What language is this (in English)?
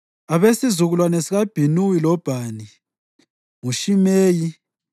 North Ndebele